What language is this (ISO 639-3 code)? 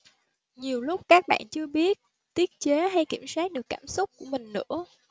vie